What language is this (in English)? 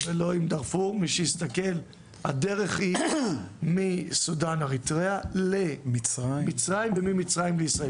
Hebrew